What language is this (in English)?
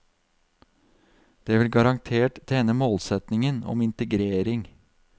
Norwegian